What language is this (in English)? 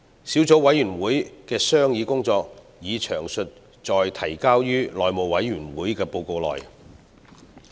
Cantonese